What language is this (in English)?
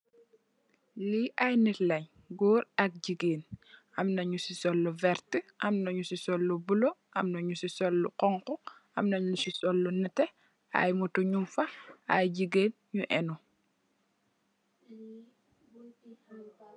Wolof